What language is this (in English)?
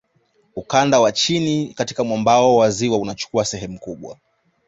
Swahili